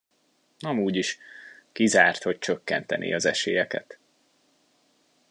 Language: Hungarian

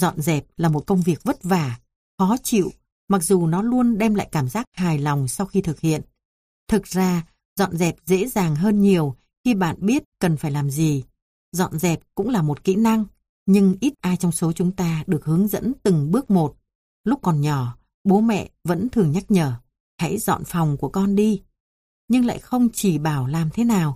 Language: Vietnamese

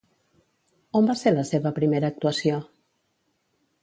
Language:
Catalan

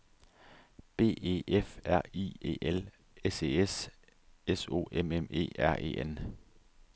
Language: Danish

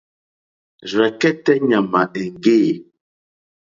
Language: Mokpwe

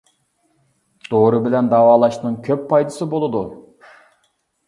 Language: Uyghur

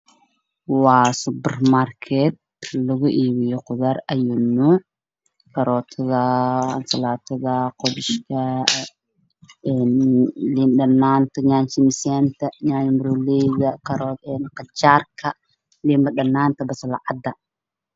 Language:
Somali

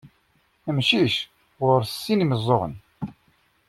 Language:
Kabyle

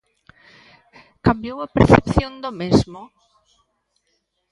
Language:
Galician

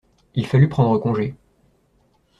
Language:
French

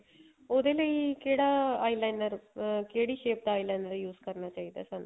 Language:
Punjabi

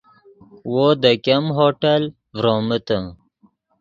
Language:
Yidgha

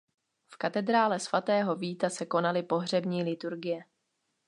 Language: Czech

